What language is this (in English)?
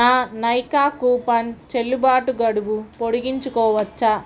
Telugu